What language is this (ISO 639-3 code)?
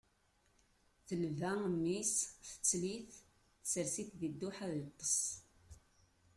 kab